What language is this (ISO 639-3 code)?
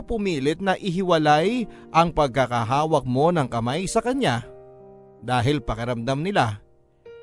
fil